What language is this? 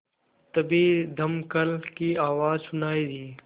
Hindi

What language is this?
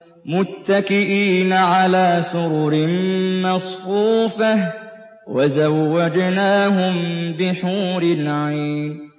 Arabic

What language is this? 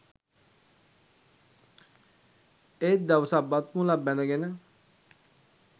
Sinhala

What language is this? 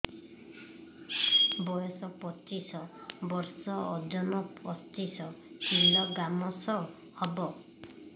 Odia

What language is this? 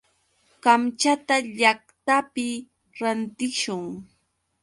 Yauyos Quechua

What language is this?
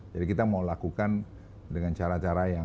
Indonesian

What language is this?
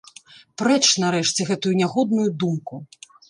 Belarusian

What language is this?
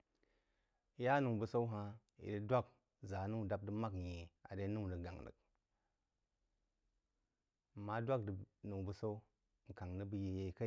Jiba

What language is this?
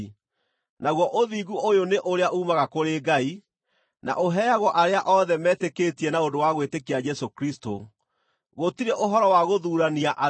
Kikuyu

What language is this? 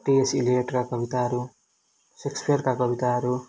Nepali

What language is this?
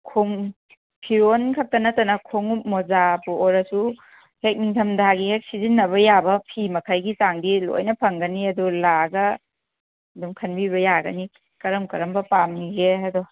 Manipuri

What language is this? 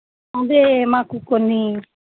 Telugu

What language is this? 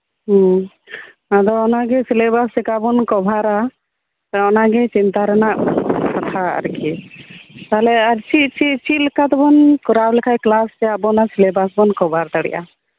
Santali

